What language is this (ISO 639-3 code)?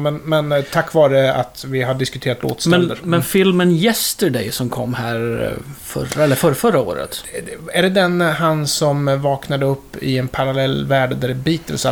swe